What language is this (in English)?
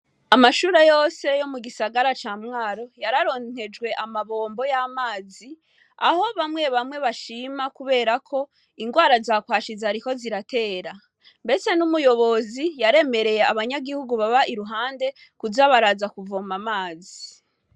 Rundi